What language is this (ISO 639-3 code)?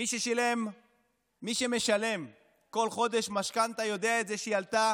heb